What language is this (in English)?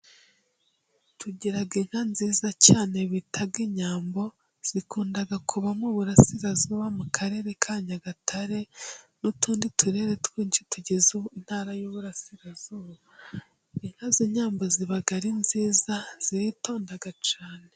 Kinyarwanda